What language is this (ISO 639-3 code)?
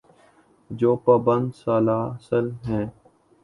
urd